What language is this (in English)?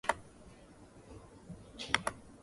English